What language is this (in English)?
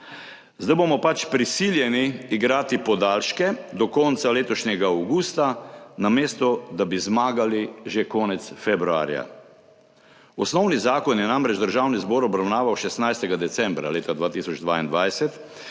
Slovenian